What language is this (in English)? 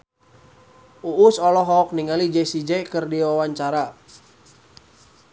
Sundanese